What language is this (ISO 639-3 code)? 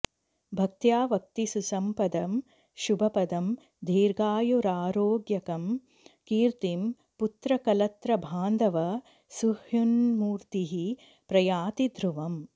san